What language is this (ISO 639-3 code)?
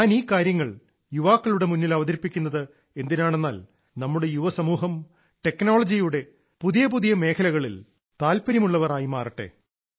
mal